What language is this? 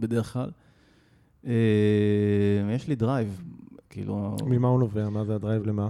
Hebrew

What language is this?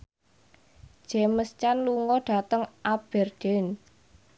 Javanese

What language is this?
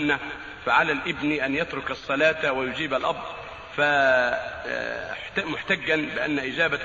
Arabic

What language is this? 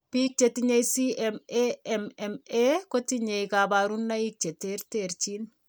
Kalenjin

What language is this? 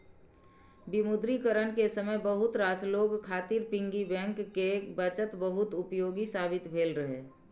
Maithili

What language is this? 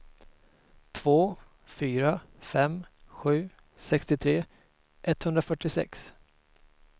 Swedish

